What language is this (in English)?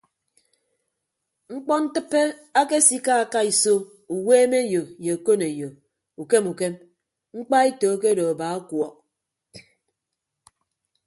Ibibio